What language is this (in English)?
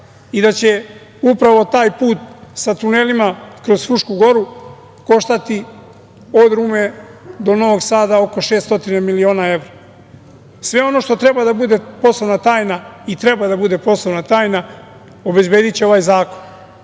Serbian